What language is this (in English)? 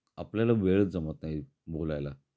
Marathi